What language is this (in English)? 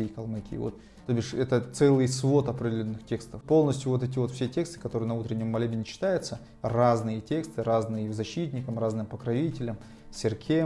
Russian